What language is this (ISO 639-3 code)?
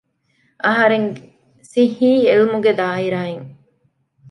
div